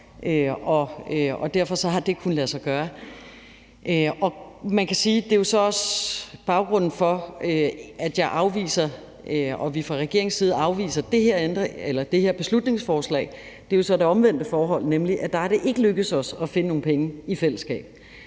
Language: Danish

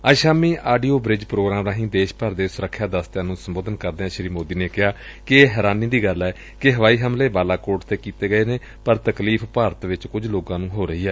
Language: Punjabi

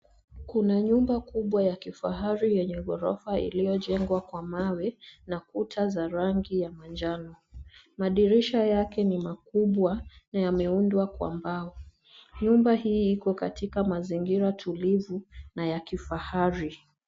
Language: Swahili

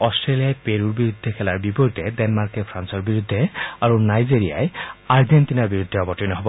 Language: Assamese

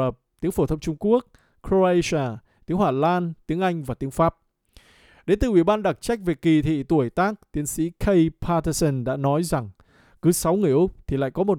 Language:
Vietnamese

